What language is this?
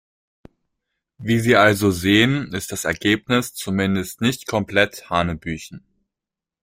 German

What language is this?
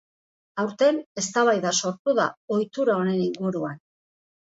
Basque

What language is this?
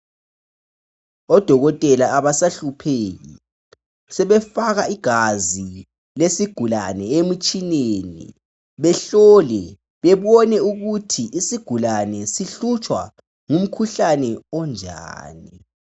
North Ndebele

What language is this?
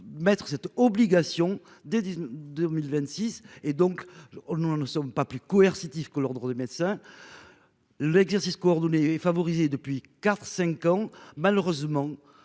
French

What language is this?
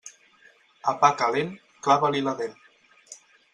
Catalan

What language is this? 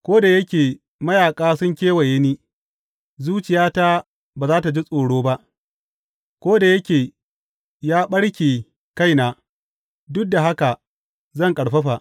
Hausa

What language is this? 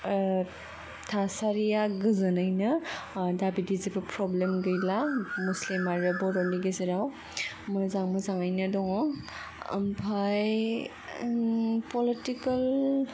Bodo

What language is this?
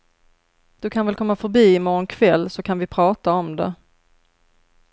Swedish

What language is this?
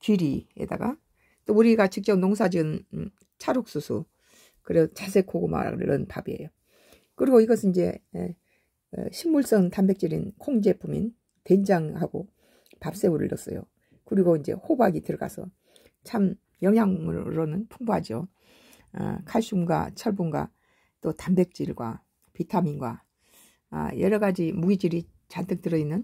Korean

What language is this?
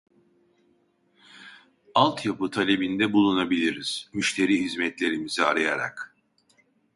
Turkish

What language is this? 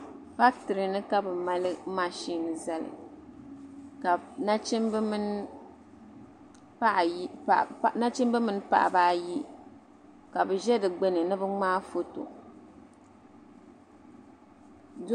Dagbani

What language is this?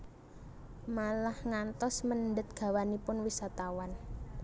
Javanese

